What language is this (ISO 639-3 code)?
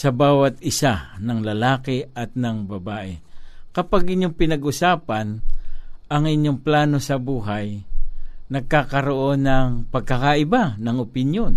fil